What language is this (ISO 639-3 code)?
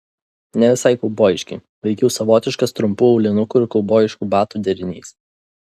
lit